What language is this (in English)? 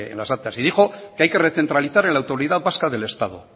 Spanish